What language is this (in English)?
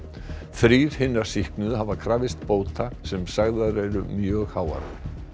Icelandic